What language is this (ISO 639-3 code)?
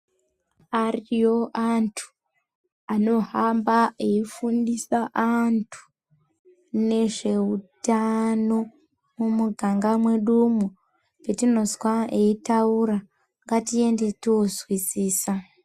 ndc